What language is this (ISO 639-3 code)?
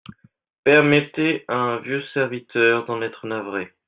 fra